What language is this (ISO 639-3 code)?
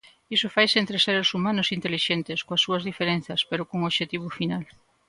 glg